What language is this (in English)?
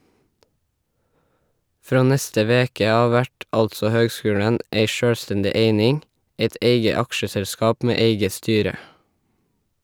Norwegian